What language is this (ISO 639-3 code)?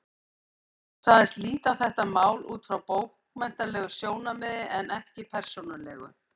isl